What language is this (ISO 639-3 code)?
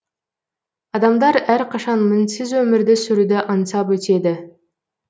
kaz